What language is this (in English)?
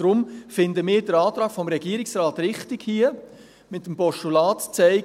Swiss German